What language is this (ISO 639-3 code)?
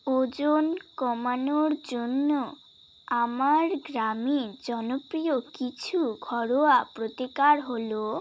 ben